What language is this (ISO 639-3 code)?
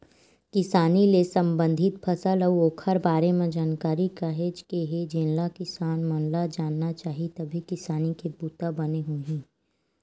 hne